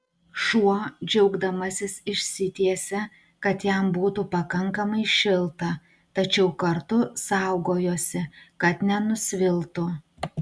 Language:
Lithuanian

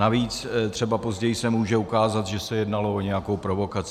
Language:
Czech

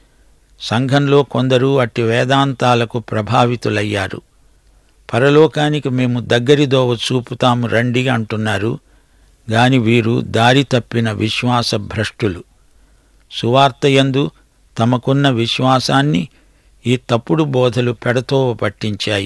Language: Telugu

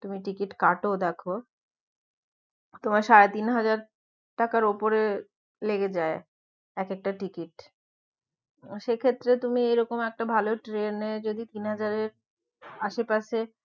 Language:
Bangla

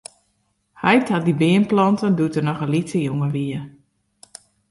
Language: Western Frisian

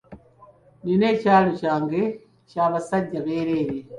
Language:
Ganda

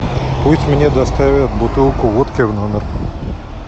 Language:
Russian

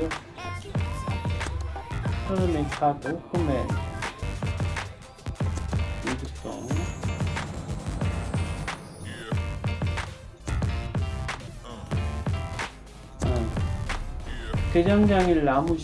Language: Korean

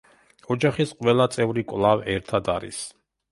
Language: Georgian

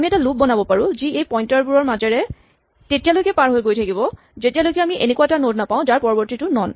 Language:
Assamese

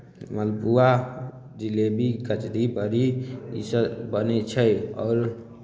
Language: Maithili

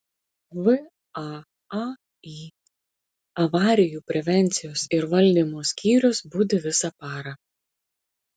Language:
Lithuanian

